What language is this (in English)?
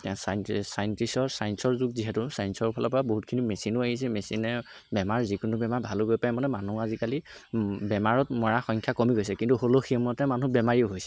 Assamese